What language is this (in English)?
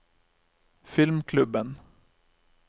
Norwegian